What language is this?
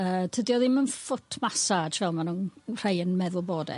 Welsh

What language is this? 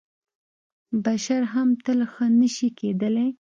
Pashto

